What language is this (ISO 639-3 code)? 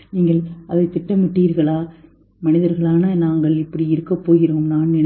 tam